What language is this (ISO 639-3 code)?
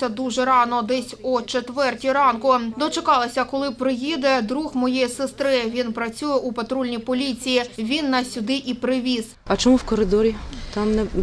ukr